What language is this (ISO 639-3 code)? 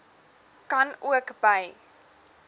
afr